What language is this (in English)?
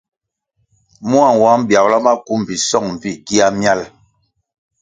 Kwasio